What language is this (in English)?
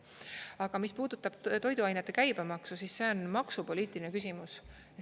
Estonian